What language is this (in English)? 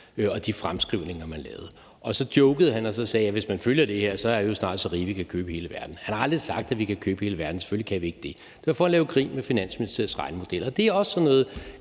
Danish